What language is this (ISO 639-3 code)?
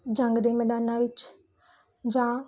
pan